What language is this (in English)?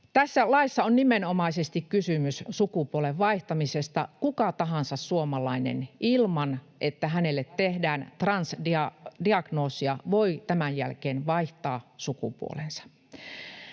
Finnish